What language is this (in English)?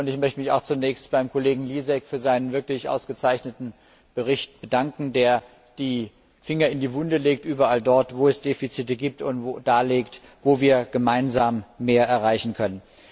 German